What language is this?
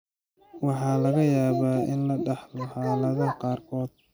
Somali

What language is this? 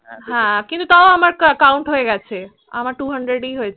Bangla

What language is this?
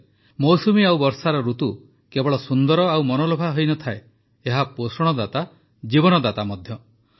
Odia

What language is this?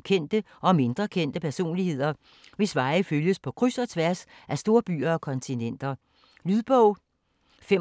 Danish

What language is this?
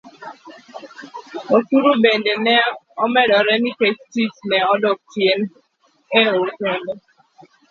Luo (Kenya and Tanzania)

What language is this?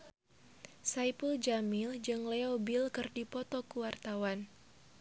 Sundanese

